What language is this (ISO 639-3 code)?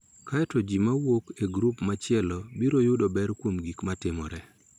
luo